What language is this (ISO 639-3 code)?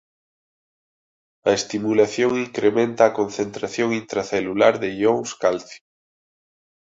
glg